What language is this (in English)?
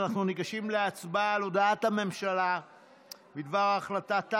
Hebrew